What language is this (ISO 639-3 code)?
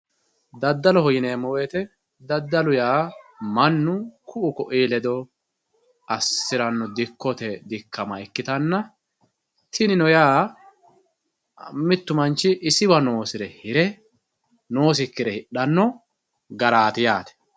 sid